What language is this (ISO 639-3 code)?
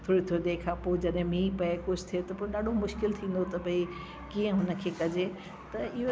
snd